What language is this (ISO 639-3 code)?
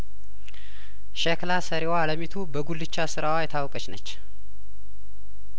amh